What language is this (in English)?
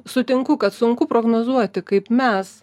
Lithuanian